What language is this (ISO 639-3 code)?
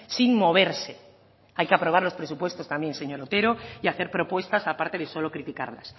spa